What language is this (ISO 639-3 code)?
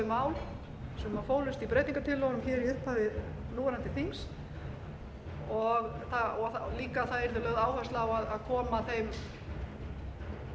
isl